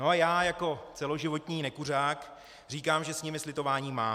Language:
Czech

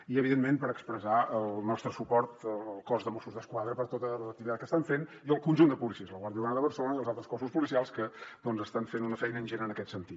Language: Catalan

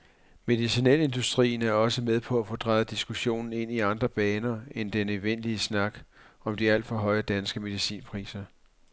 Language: Danish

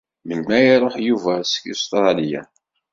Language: Kabyle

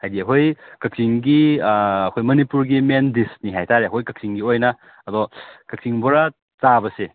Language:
Manipuri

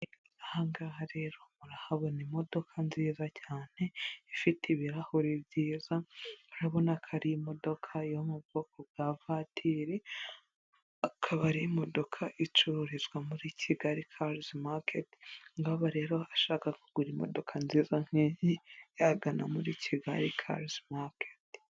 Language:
Kinyarwanda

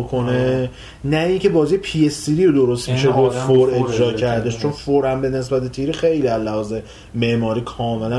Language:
Persian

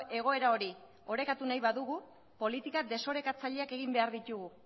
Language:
Basque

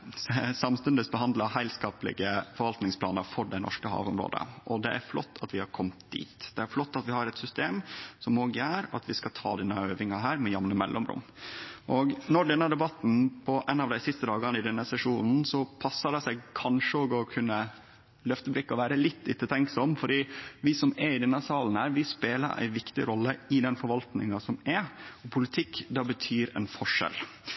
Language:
Norwegian Nynorsk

